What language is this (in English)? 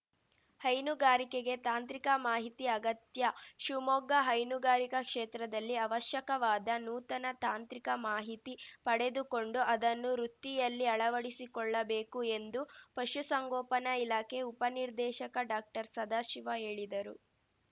Kannada